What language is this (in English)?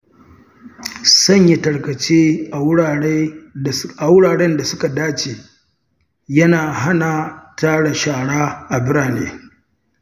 Hausa